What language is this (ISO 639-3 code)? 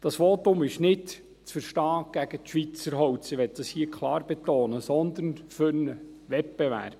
gsw